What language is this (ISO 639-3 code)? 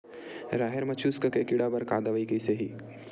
hne